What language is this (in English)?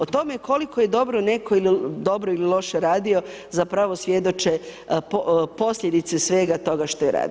Croatian